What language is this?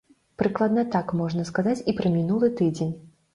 Belarusian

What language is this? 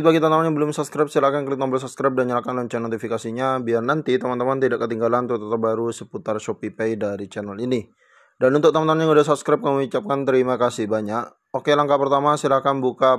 Indonesian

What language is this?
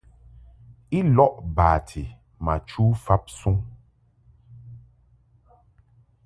Mungaka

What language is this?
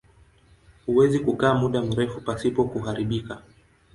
Swahili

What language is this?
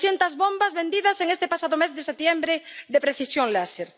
Spanish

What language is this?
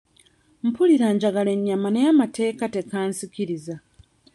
Ganda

